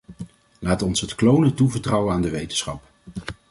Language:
Dutch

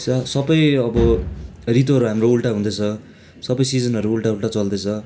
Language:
Nepali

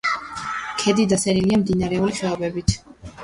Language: Georgian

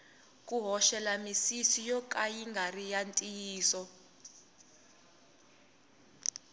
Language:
Tsonga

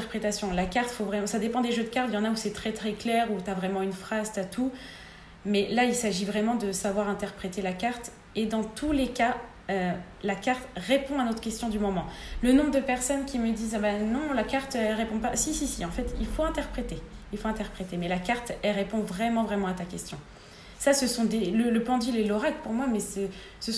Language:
French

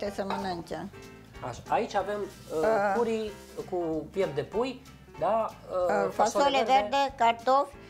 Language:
Romanian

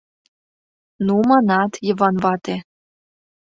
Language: Mari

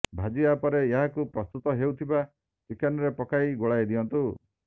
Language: Odia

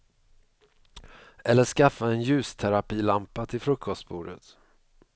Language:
Swedish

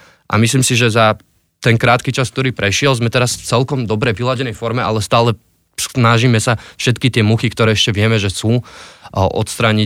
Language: Slovak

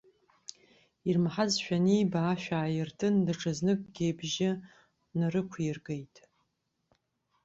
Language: Abkhazian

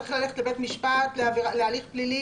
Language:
Hebrew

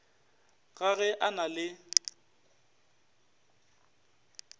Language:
Northern Sotho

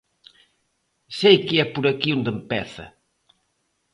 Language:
Galician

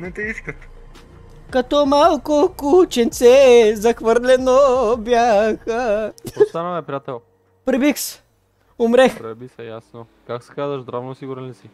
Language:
Bulgarian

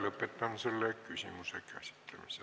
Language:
Estonian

